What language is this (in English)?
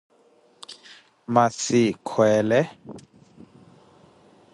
Koti